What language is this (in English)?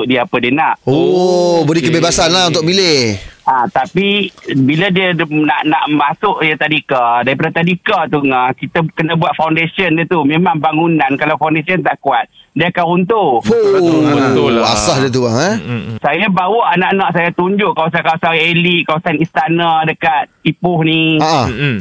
Malay